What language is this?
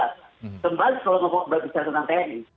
Indonesian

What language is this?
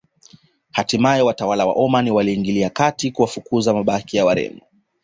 Swahili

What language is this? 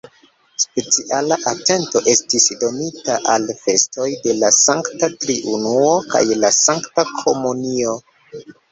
Esperanto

